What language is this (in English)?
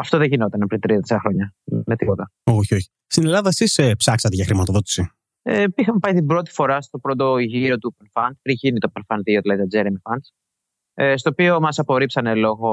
Greek